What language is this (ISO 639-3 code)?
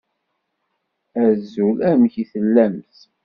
kab